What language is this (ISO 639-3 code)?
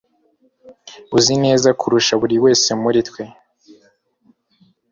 kin